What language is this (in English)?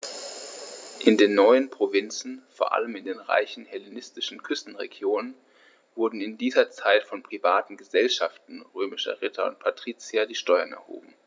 German